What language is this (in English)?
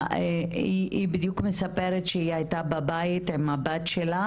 Hebrew